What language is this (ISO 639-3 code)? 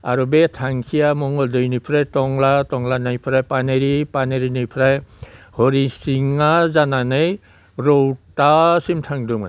brx